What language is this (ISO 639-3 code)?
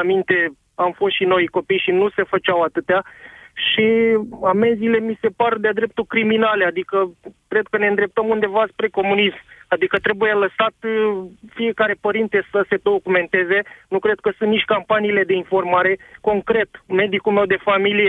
ron